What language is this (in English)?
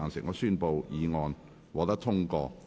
Cantonese